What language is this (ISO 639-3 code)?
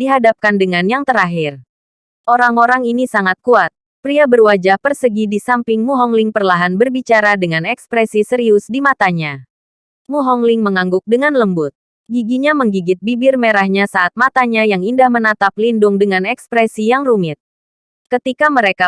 ind